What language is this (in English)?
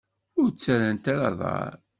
Kabyle